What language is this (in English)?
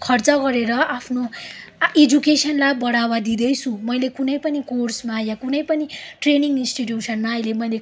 Nepali